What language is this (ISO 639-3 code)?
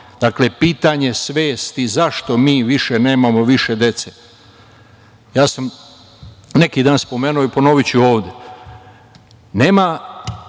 srp